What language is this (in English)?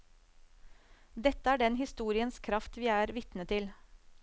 Norwegian